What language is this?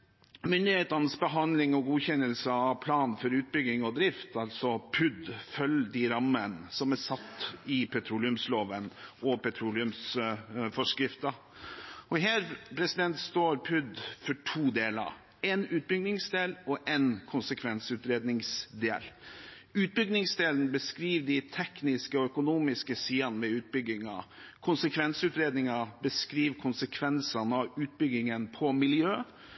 Norwegian Bokmål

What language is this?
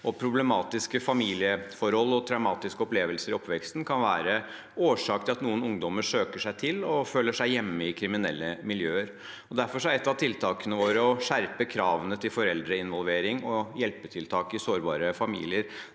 Norwegian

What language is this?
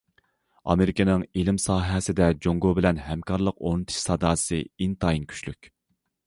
Uyghur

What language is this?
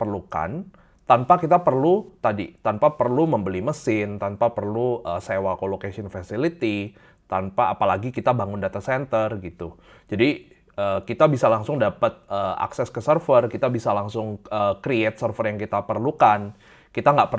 Indonesian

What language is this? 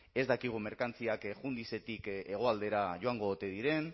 Basque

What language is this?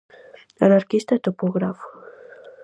Galician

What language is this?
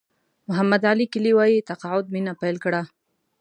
Pashto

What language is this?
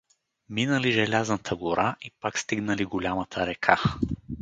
Bulgarian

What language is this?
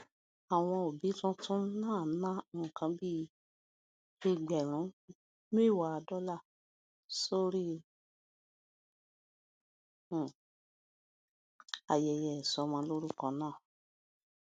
Yoruba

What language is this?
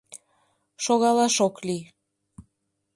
Mari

